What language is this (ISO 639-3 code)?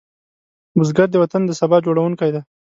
pus